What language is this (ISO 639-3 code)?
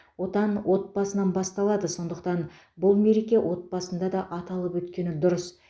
kaz